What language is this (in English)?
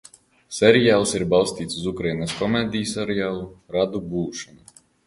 Latvian